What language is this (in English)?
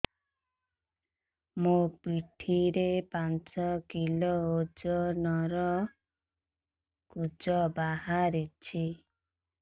Odia